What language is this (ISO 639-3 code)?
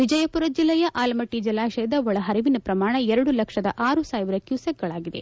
kan